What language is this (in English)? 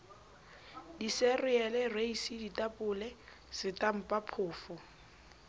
Southern Sotho